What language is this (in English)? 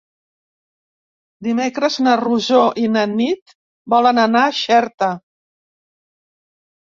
Catalan